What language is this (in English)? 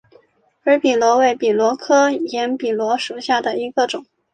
Chinese